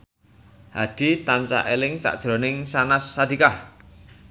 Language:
Javanese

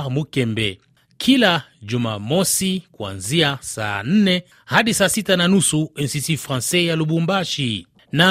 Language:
Swahili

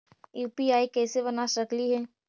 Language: Magahi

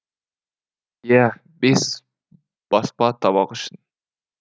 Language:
Kazakh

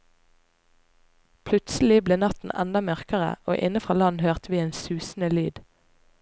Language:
Norwegian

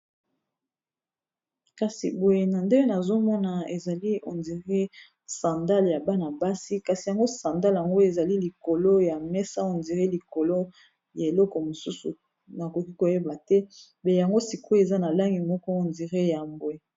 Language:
Lingala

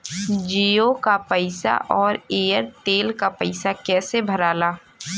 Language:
Bhojpuri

